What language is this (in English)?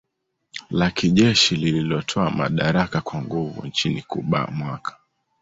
Swahili